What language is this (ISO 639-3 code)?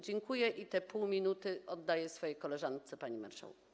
pol